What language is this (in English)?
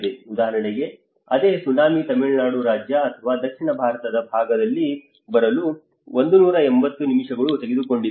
Kannada